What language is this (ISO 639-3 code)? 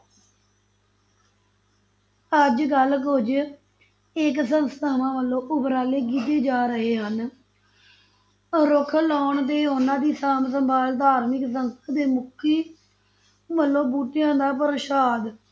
pan